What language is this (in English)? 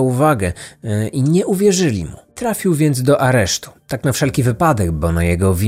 Polish